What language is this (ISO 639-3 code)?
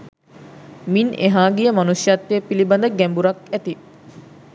sin